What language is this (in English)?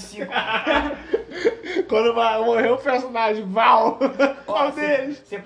Portuguese